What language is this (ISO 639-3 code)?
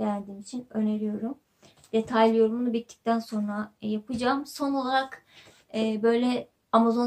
tur